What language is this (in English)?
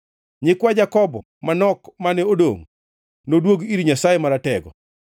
Luo (Kenya and Tanzania)